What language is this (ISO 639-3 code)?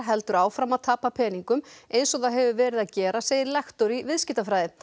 isl